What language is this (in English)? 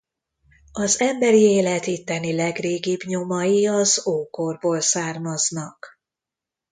Hungarian